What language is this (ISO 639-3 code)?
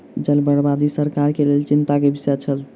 mai